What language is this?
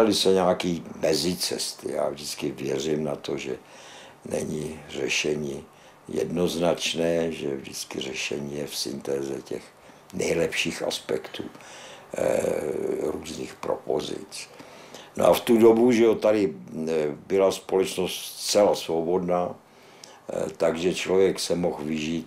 Czech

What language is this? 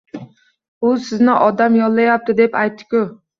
Uzbek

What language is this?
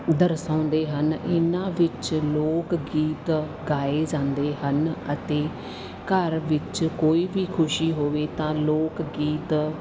Punjabi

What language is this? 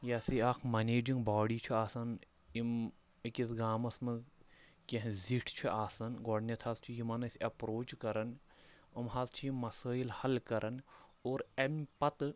Kashmiri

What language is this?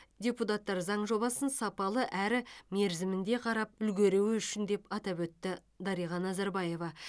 Kazakh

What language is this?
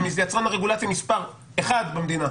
Hebrew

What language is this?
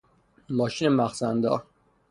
Persian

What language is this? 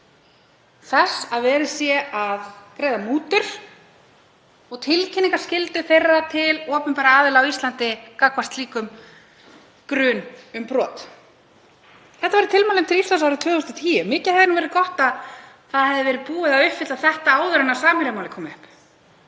Icelandic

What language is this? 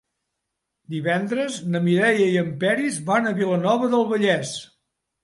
Catalan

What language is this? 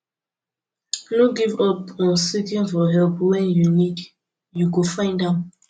Nigerian Pidgin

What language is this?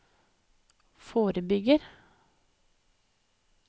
Norwegian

